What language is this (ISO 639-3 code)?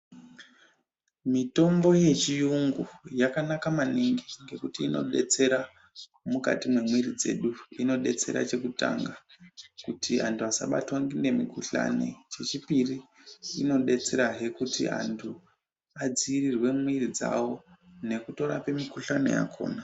ndc